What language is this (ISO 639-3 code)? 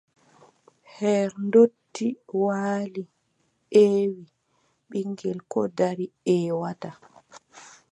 fub